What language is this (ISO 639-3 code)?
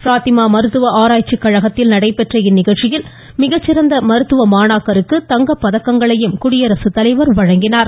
tam